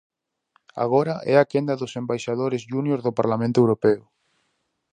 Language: Galician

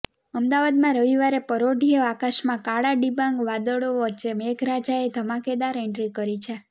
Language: Gujarati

